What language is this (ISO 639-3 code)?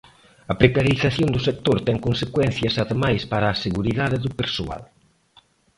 glg